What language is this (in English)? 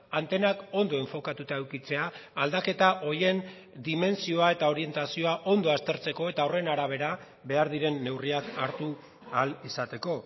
Basque